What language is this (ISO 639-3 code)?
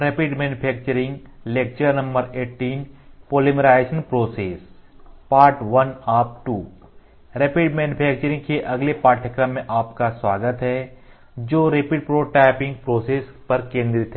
hin